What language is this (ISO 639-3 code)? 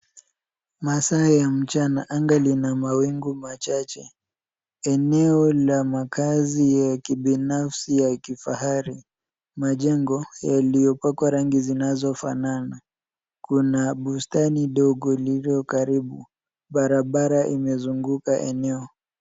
swa